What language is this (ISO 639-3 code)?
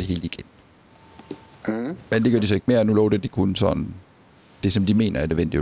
dan